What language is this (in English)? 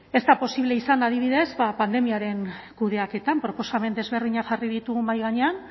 Basque